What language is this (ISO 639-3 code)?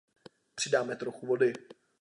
ces